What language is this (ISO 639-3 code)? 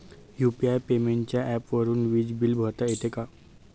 mar